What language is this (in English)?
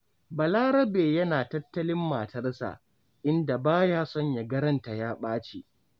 Hausa